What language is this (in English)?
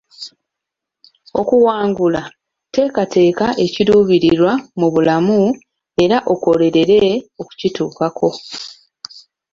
Ganda